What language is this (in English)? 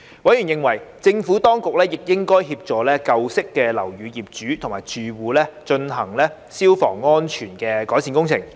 Cantonese